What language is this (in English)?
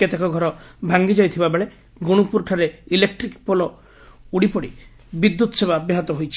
Odia